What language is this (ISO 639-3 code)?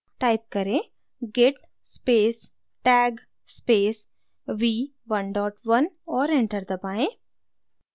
hin